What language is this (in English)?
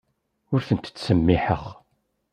Kabyle